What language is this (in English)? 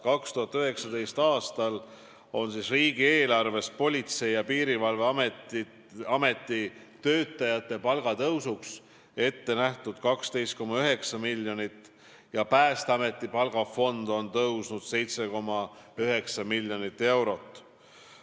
Estonian